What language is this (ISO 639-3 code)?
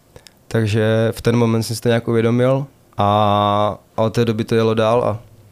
ces